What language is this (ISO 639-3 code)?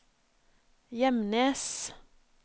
nor